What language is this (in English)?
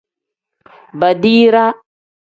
Tem